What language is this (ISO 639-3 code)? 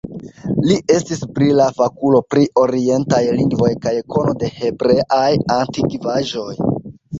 epo